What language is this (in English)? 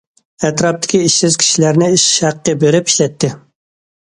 Uyghur